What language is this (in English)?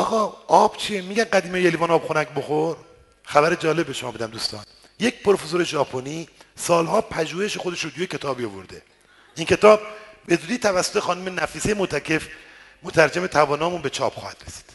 Persian